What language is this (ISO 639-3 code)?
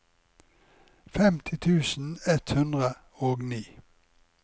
nor